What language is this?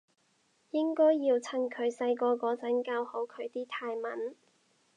Cantonese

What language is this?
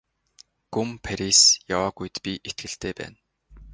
Mongolian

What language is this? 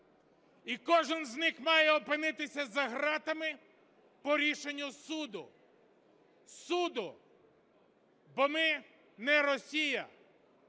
Ukrainian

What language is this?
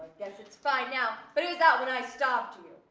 English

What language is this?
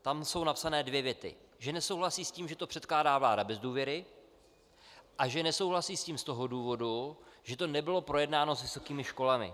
Czech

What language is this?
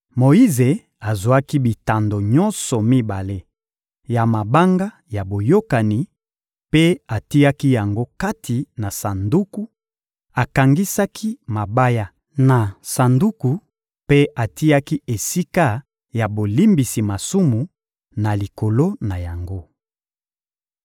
Lingala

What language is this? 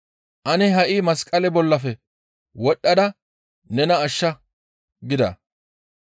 Gamo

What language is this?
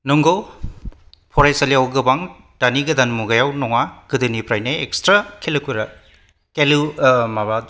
Bodo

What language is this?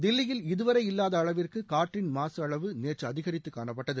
Tamil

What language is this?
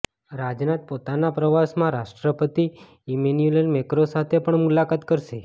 Gujarati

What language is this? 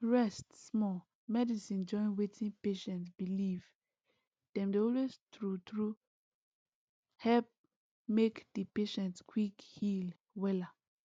Nigerian Pidgin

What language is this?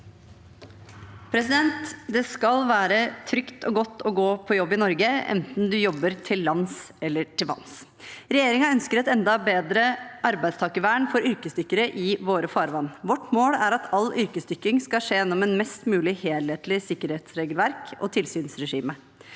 Norwegian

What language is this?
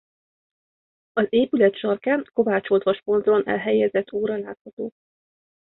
Hungarian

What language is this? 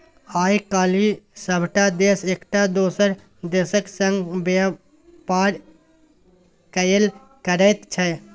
Maithili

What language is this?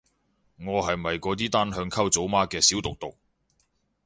Cantonese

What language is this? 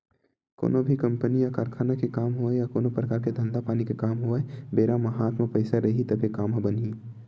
Chhattisgarhi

